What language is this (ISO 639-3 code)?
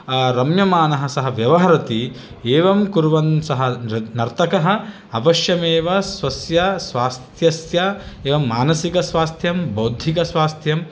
san